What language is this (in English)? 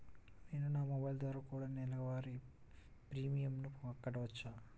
Telugu